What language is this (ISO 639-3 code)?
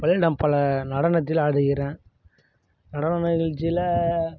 tam